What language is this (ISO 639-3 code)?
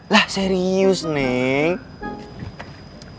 ind